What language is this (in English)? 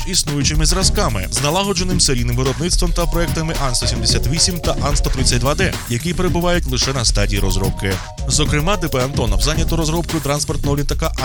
Ukrainian